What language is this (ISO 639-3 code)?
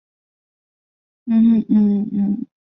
zho